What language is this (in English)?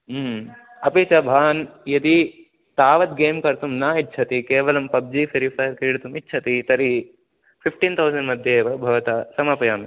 Sanskrit